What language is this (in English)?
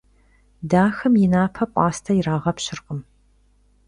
Kabardian